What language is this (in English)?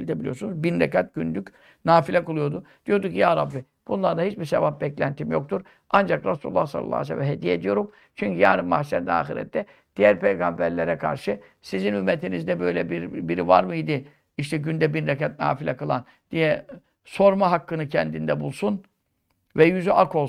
Turkish